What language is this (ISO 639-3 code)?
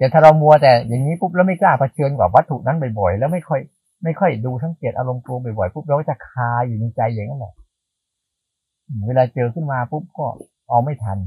tha